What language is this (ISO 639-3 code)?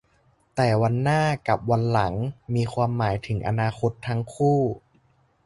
tha